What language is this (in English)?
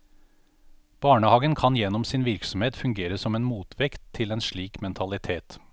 Norwegian